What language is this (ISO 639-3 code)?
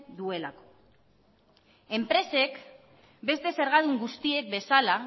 eus